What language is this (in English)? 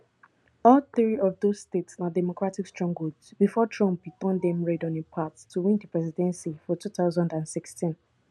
Nigerian Pidgin